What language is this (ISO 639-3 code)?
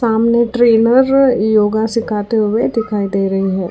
hin